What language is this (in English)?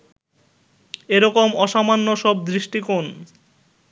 Bangla